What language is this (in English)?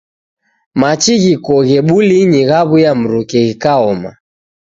Taita